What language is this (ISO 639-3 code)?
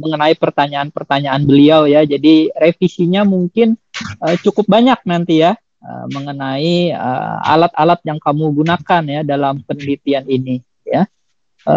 ind